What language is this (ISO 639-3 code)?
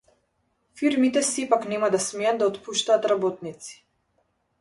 mkd